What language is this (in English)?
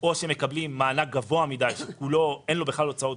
Hebrew